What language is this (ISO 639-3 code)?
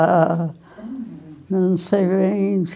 por